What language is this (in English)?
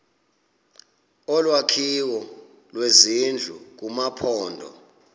Xhosa